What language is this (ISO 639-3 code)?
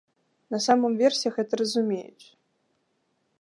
bel